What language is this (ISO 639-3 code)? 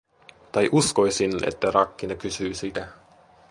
fin